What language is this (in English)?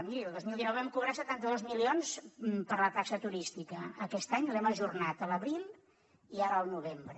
Catalan